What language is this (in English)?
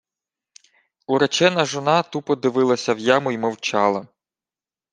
Ukrainian